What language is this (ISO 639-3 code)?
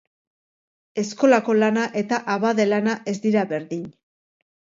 eus